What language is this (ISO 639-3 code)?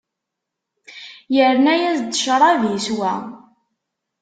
kab